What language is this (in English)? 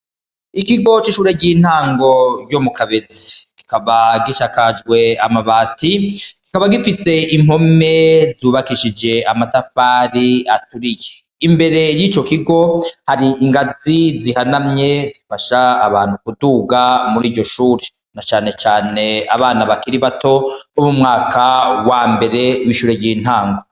Rundi